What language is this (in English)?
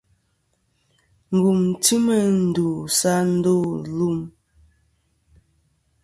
Kom